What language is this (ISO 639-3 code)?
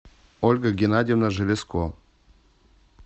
rus